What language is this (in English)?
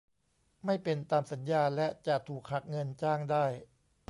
Thai